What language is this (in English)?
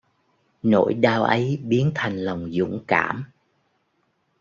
Vietnamese